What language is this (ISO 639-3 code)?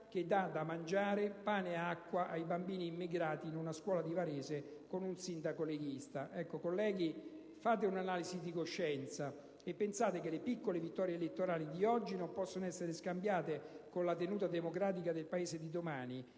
ita